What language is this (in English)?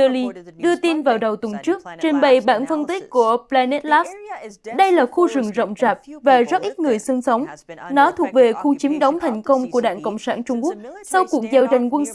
Vietnamese